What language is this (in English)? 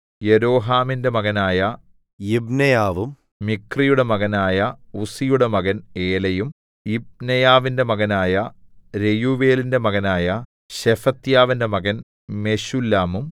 Malayalam